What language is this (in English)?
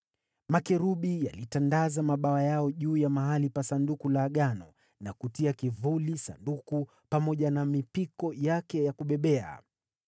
Swahili